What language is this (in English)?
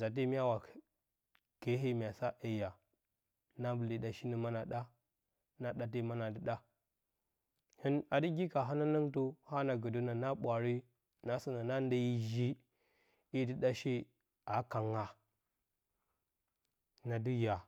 Bacama